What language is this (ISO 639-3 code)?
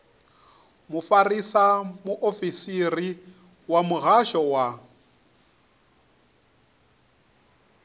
ven